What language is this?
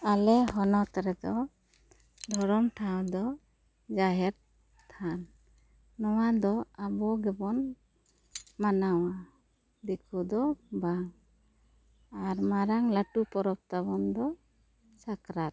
Santali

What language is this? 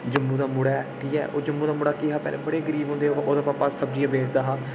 Dogri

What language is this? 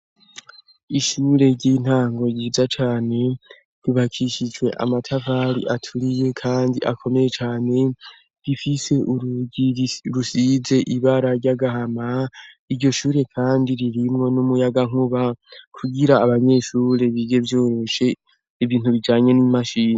Rundi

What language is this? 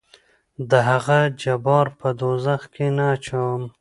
Pashto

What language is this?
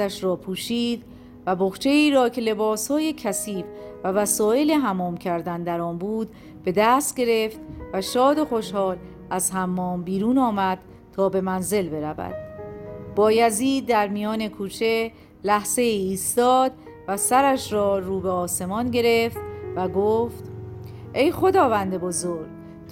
Persian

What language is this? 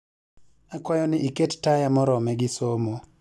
Luo (Kenya and Tanzania)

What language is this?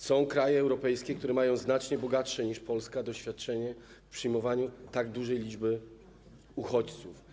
Polish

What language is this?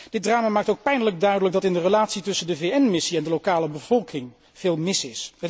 Dutch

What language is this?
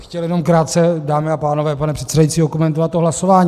Czech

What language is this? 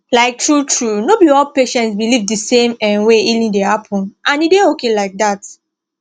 Nigerian Pidgin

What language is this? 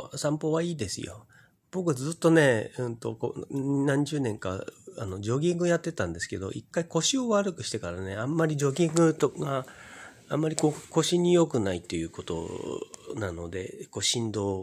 Japanese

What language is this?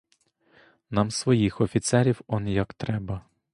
Ukrainian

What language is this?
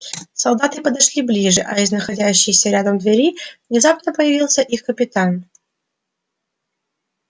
Russian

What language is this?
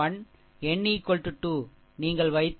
Tamil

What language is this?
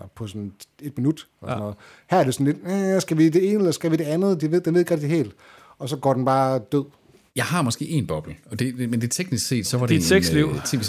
Danish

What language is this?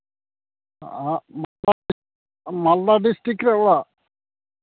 Santali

